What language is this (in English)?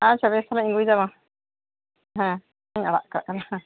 Santali